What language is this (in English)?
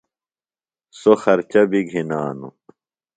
Phalura